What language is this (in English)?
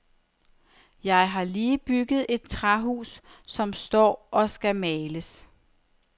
Danish